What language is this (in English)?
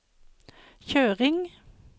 Norwegian